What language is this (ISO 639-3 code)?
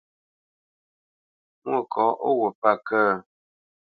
bce